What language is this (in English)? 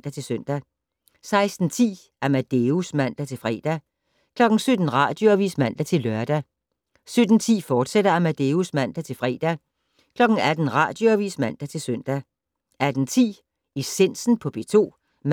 Danish